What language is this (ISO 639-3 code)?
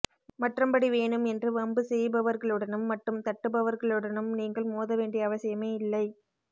tam